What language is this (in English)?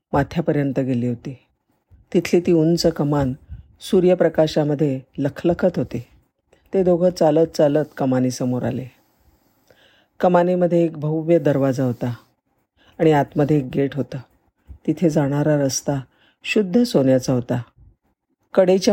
Marathi